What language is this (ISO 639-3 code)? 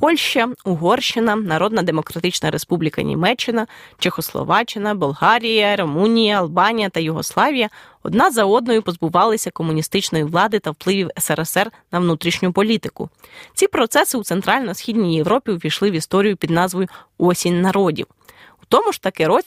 ukr